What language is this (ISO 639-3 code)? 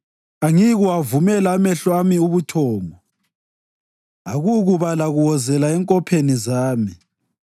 nde